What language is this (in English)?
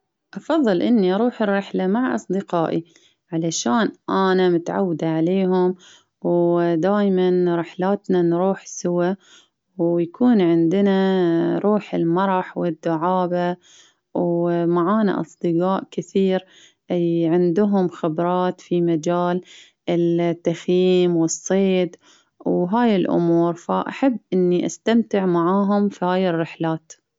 Baharna Arabic